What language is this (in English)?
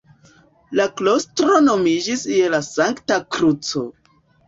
Esperanto